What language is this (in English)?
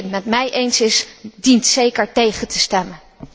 Dutch